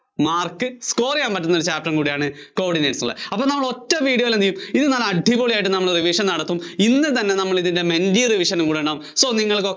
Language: Malayalam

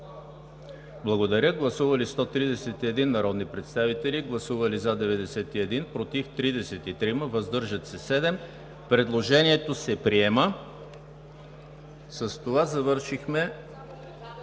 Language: Bulgarian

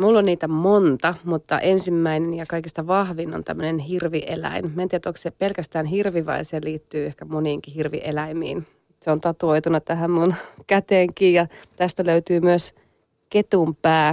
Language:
Finnish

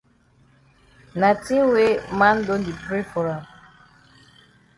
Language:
Cameroon Pidgin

